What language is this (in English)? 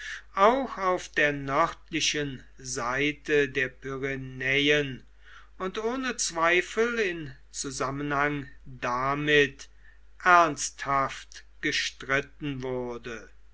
German